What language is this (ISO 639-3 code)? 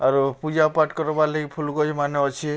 ori